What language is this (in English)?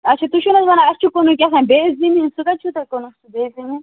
Kashmiri